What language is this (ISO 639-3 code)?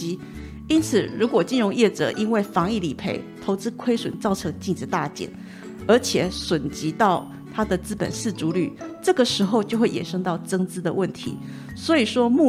zho